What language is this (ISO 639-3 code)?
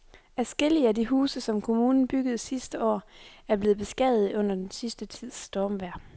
dan